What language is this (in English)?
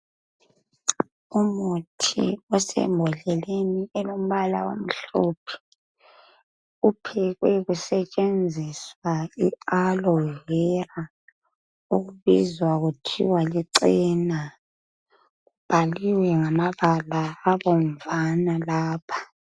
North Ndebele